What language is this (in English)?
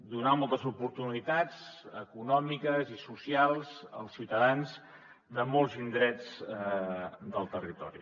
Catalan